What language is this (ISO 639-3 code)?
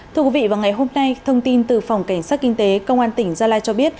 vie